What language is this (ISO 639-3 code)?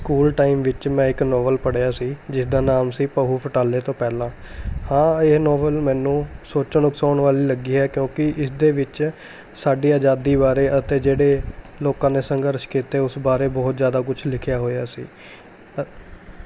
pan